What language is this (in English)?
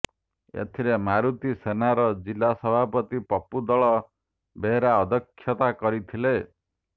Odia